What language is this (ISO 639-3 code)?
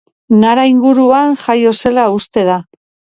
eus